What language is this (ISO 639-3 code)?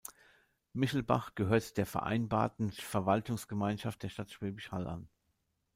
deu